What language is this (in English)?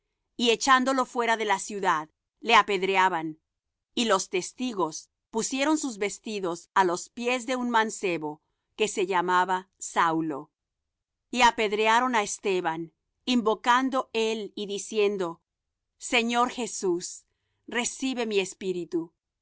Spanish